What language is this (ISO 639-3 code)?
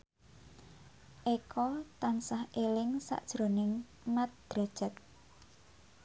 jav